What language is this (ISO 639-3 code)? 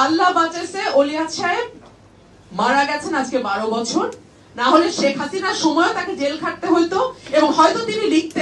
hin